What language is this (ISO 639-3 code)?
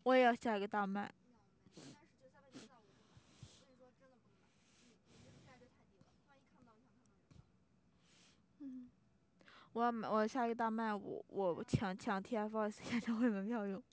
zho